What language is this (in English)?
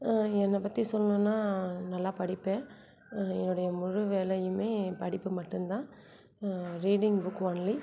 Tamil